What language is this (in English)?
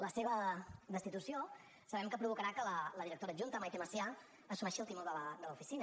Catalan